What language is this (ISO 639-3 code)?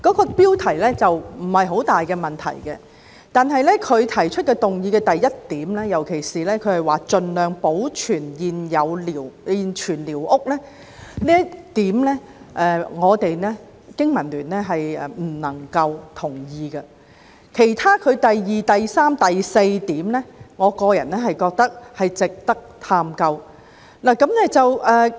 yue